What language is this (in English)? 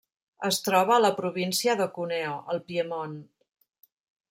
Catalan